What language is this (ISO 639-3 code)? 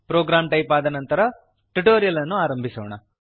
kan